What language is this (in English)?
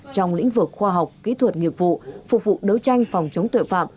Vietnamese